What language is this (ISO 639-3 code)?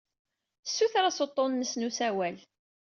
kab